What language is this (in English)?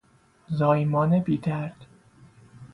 Persian